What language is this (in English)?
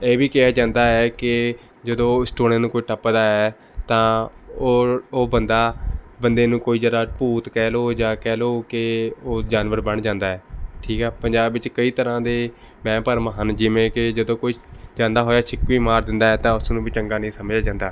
Punjabi